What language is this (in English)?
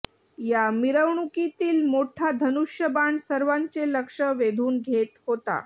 Marathi